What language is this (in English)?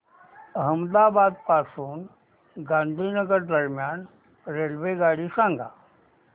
Marathi